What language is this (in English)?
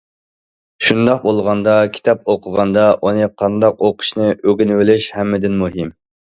Uyghur